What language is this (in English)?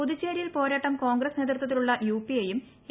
Malayalam